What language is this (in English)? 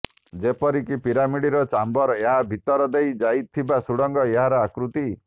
Odia